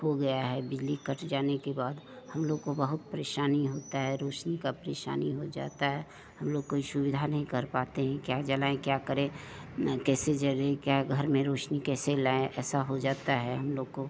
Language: Hindi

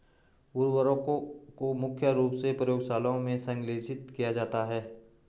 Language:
Hindi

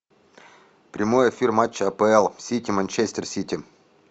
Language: Russian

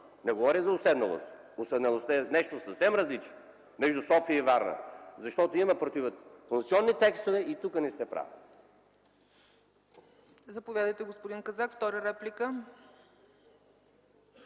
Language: Bulgarian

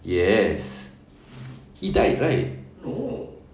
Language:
English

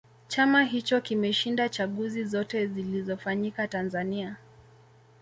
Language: Swahili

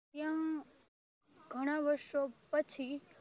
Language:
Gujarati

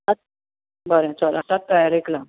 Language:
Konkani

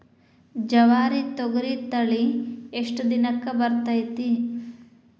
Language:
Kannada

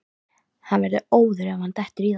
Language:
Icelandic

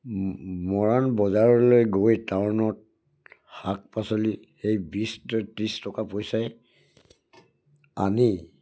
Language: Assamese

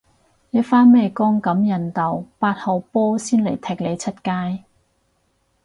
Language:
Cantonese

